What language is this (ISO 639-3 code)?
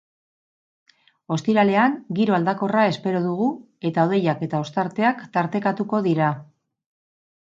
eus